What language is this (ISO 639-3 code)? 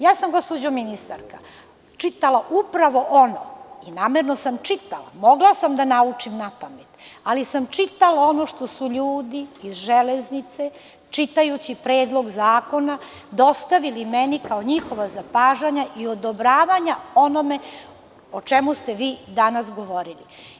srp